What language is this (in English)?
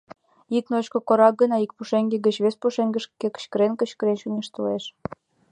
Mari